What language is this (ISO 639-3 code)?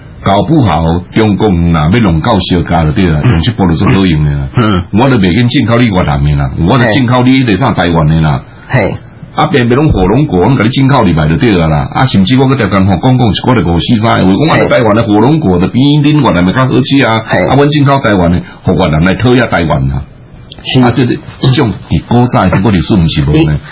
zho